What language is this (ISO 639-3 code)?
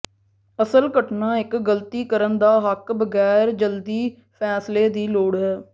pan